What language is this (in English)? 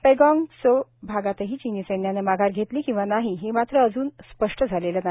Marathi